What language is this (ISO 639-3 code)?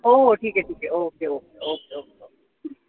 mar